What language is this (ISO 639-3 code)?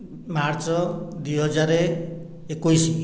ori